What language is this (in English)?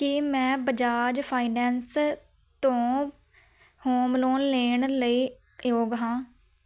Punjabi